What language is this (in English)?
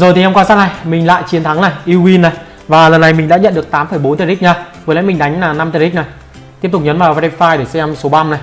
Vietnamese